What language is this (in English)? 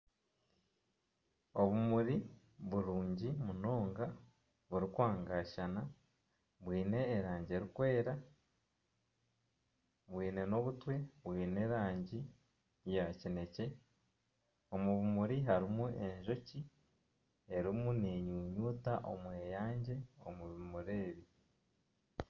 Nyankole